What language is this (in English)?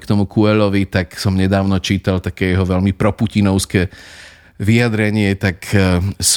Slovak